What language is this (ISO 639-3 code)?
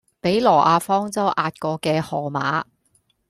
yue